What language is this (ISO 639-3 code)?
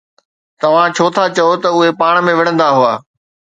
snd